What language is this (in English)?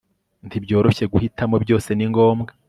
Kinyarwanda